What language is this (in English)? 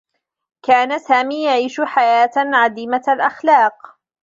Arabic